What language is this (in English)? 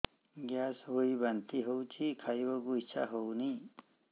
Odia